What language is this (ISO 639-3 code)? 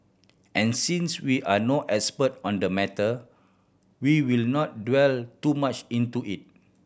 eng